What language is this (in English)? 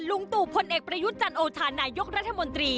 Thai